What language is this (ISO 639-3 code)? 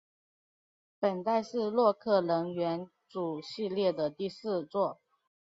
zho